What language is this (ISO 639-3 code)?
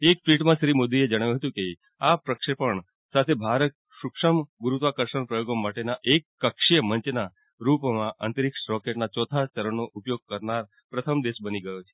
guj